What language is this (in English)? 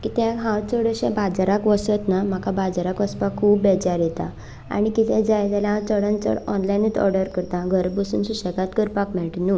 Konkani